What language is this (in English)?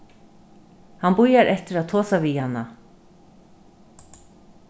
Faroese